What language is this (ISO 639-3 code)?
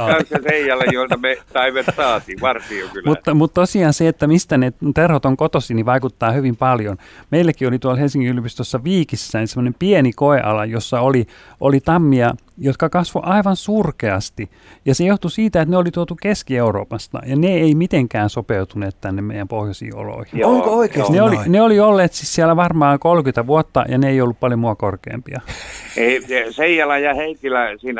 fin